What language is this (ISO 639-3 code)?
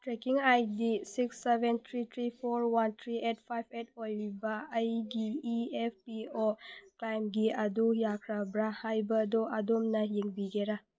mni